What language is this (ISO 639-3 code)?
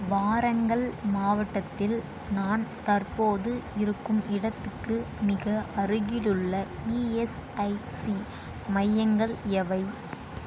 tam